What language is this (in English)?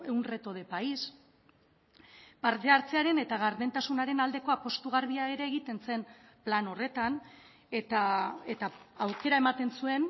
Basque